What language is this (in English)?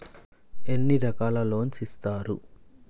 Telugu